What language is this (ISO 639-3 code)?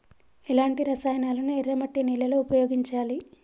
tel